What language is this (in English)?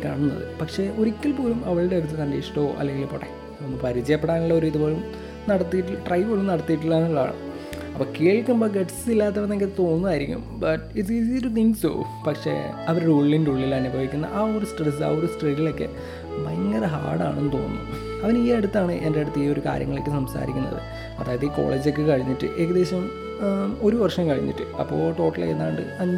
Malayalam